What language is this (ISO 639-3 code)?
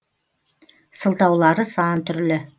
kaz